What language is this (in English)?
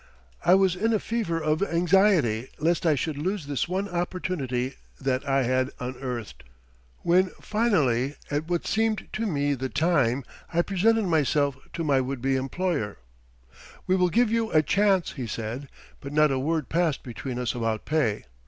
English